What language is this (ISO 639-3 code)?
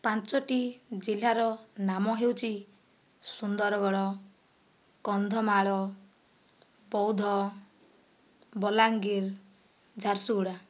ori